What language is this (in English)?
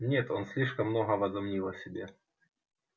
Russian